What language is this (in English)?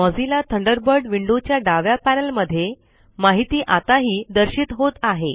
Marathi